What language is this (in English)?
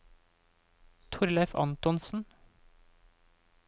Norwegian